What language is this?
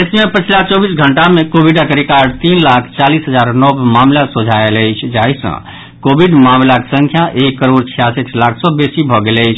Maithili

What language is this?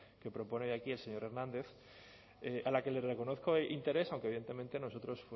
Spanish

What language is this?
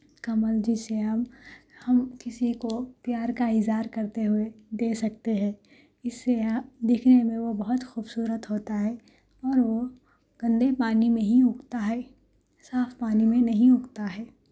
Urdu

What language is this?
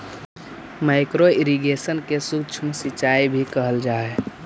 Magahi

